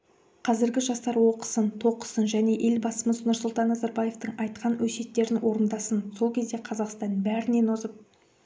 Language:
Kazakh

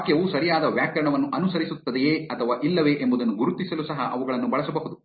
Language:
Kannada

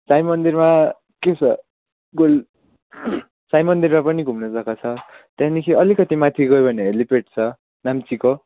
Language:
Nepali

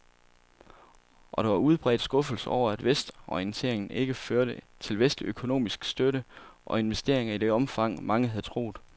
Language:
Danish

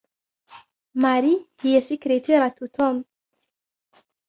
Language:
Arabic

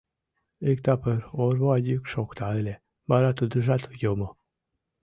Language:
Mari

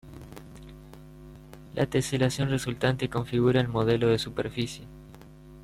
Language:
Spanish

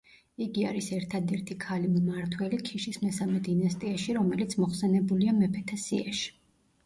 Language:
Georgian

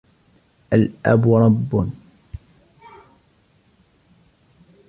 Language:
Arabic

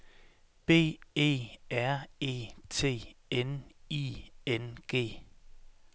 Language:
Danish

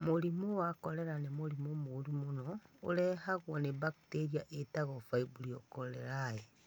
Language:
Kikuyu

